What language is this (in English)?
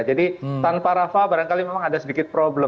Indonesian